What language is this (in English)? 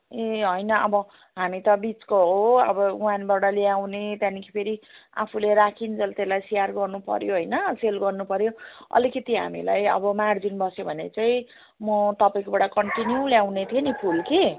Nepali